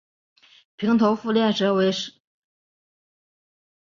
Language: Chinese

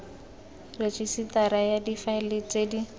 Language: Tswana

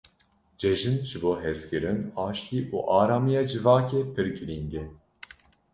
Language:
Kurdish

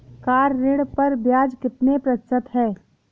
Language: Hindi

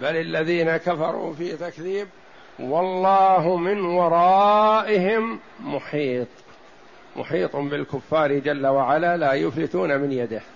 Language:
Arabic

